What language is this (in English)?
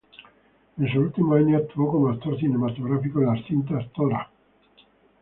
Spanish